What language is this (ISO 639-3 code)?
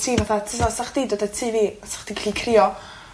cym